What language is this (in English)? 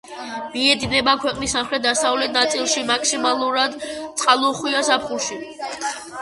Georgian